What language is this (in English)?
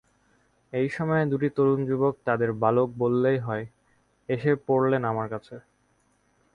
Bangla